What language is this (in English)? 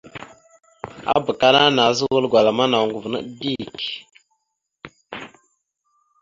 Mada (Cameroon)